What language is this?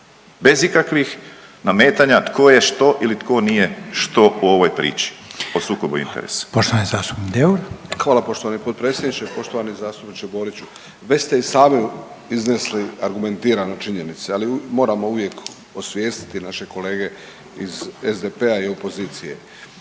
Croatian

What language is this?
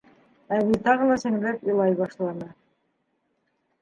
Bashkir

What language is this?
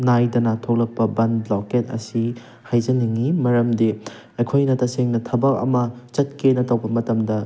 Manipuri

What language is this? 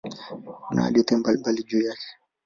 Swahili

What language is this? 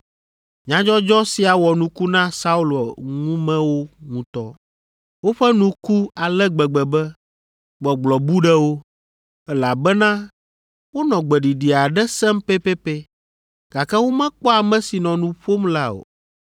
Ewe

